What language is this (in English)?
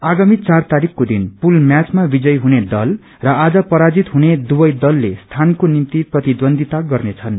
Nepali